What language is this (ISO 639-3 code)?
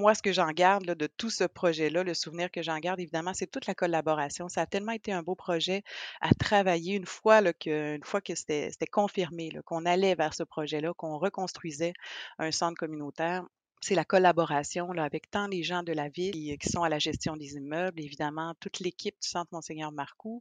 fra